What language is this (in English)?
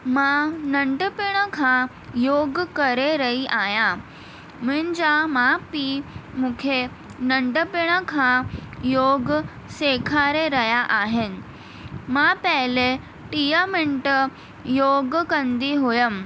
Sindhi